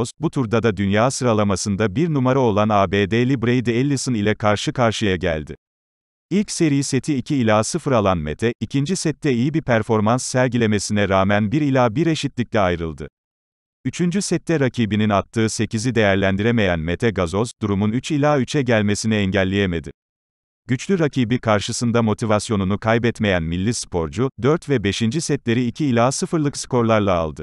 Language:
Turkish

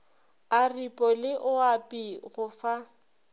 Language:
Northern Sotho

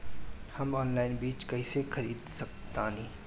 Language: Bhojpuri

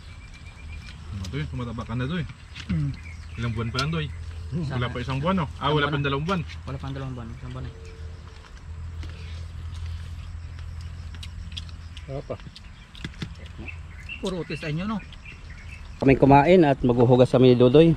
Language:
Filipino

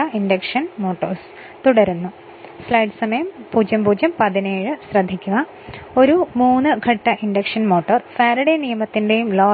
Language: Malayalam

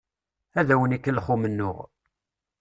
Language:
Kabyle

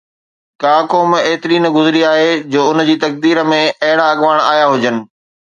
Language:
Sindhi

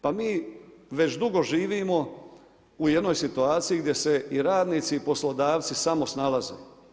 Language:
Croatian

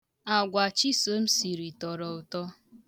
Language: Igbo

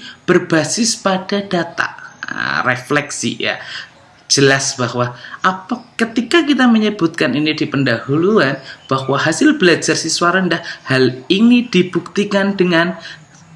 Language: Indonesian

